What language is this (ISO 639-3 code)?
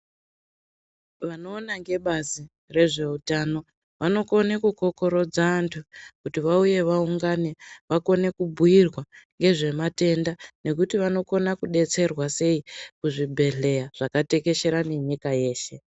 ndc